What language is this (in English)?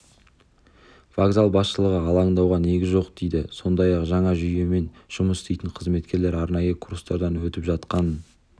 Kazakh